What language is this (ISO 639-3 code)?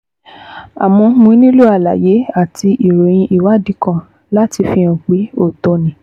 yor